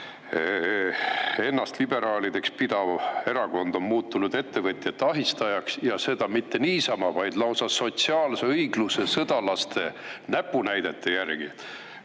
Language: Estonian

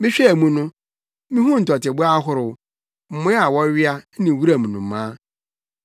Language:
Akan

